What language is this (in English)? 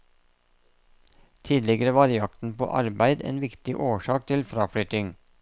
Norwegian